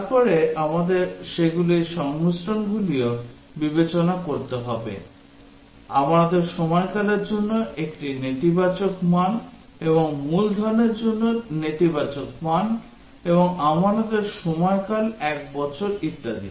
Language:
Bangla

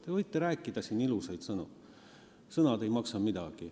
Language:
Estonian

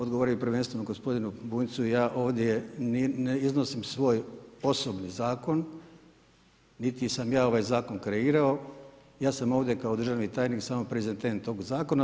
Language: Croatian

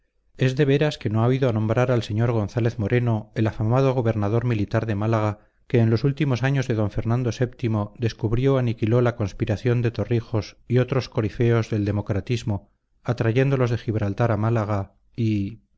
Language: Spanish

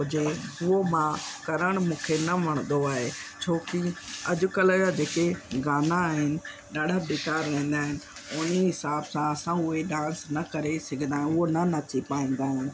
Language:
Sindhi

